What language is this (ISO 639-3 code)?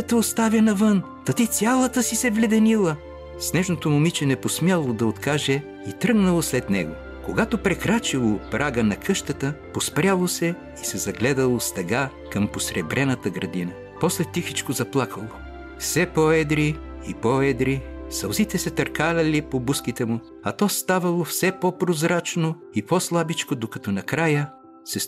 bul